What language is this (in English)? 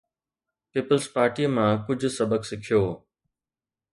Sindhi